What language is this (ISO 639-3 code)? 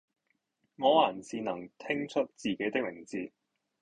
yue